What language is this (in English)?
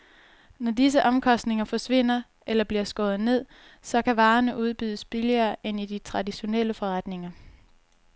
Danish